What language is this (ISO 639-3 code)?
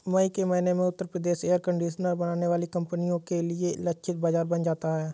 hin